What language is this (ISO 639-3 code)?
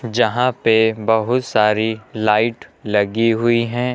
hin